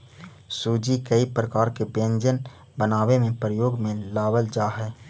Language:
Magahi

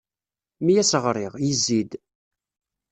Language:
Kabyle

